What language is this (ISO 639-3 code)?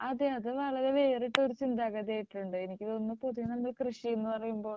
mal